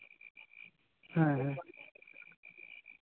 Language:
Santali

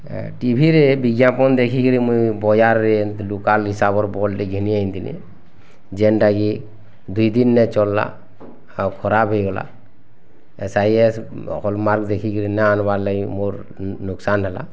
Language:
Odia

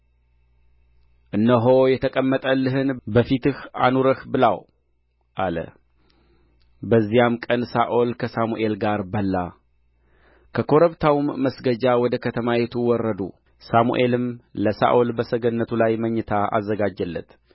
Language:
Amharic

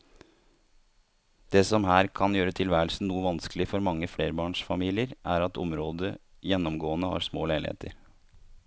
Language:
Norwegian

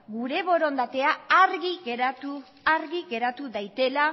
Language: Basque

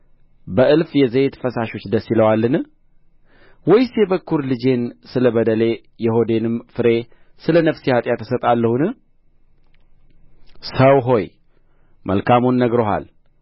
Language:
Amharic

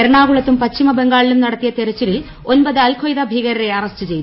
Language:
Malayalam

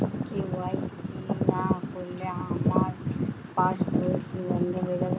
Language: Bangla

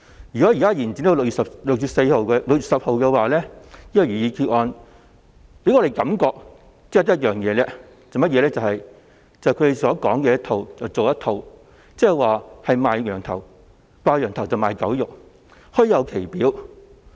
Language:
Cantonese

